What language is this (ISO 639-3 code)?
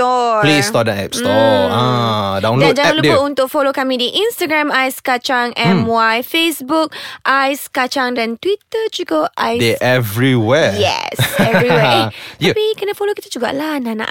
msa